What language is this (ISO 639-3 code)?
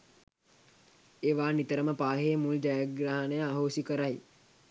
sin